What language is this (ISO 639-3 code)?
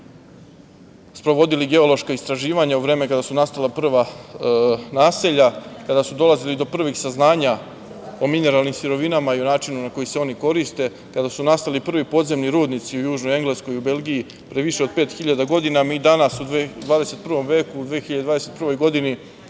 srp